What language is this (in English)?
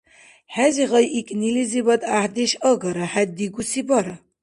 Dargwa